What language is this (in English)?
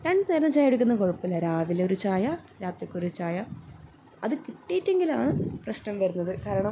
Malayalam